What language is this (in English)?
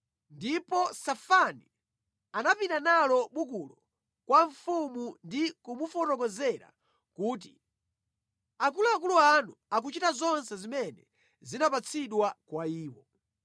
Nyanja